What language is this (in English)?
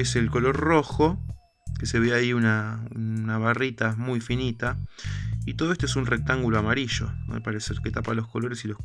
Spanish